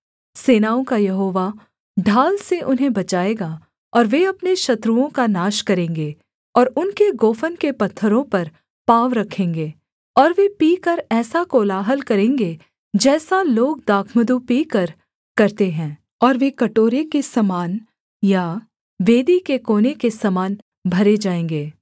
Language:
Hindi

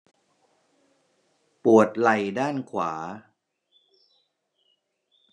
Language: Thai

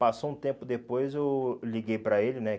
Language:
Portuguese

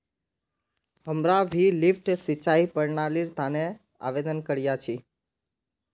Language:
Magahi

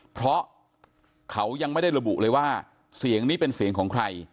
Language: Thai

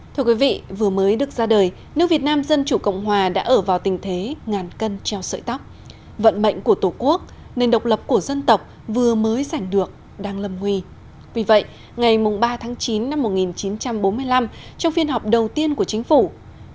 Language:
Vietnamese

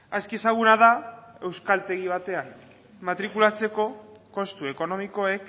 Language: Basque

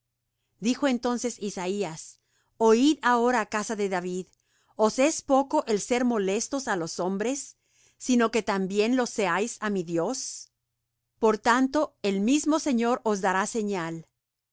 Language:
Spanish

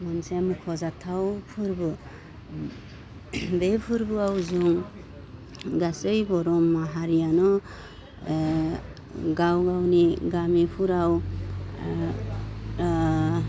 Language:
Bodo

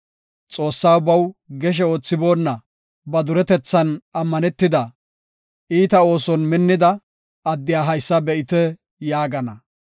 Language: Gofa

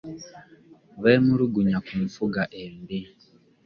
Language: Ganda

